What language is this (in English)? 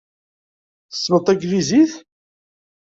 Kabyle